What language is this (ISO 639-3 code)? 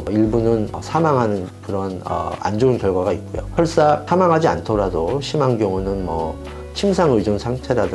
kor